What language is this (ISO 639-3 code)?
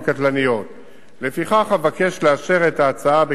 heb